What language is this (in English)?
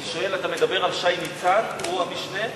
Hebrew